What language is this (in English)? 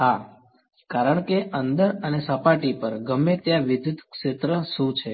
Gujarati